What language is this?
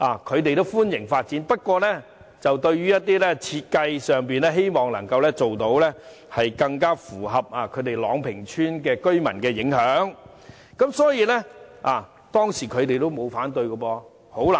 Cantonese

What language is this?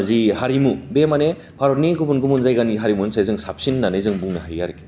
Bodo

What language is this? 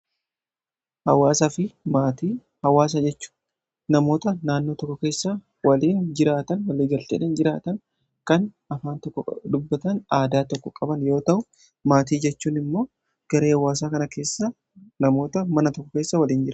Oromo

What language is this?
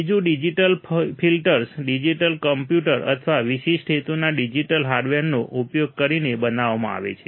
Gujarati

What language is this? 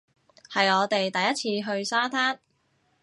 Cantonese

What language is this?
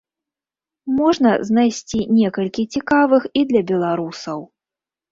Belarusian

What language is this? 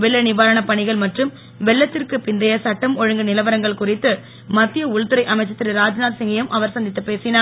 Tamil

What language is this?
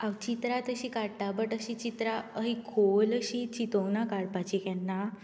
Konkani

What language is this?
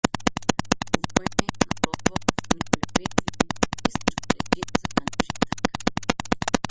Slovenian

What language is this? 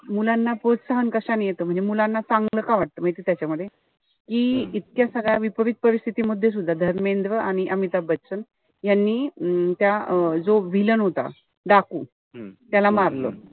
Marathi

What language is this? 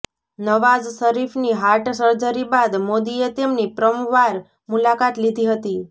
Gujarati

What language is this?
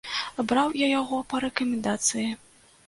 Belarusian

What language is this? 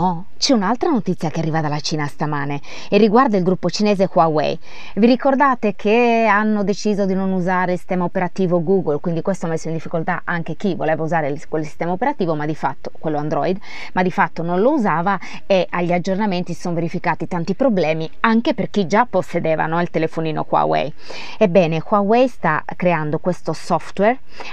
Italian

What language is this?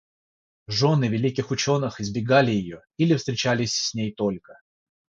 Russian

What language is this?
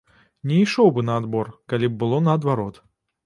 Belarusian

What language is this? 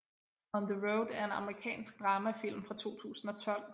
Danish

